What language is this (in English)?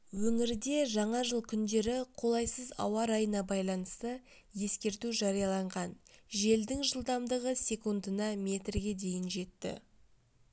Kazakh